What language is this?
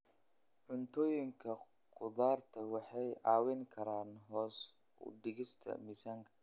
Somali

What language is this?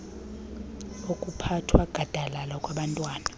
Xhosa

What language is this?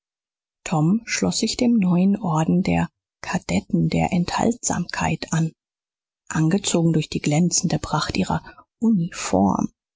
German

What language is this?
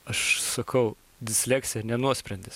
Lithuanian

